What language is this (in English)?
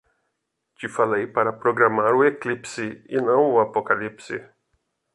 Portuguese